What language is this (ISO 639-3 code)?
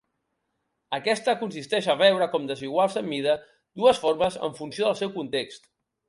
cat